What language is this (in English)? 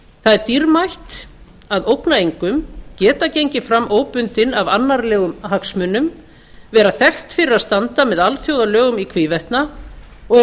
Icelandic